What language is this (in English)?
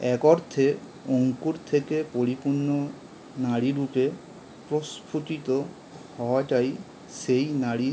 Bangla